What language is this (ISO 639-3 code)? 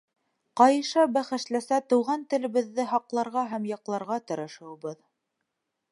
bak